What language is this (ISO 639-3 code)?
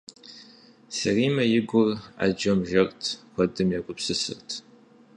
kbd